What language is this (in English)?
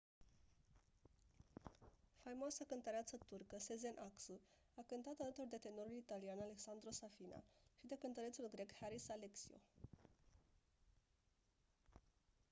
Romanian